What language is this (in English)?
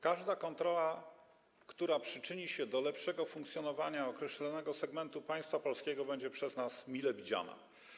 Polish